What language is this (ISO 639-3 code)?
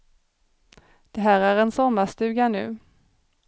swe